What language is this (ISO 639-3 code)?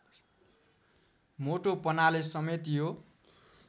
nep